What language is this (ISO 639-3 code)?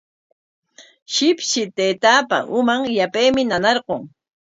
qwa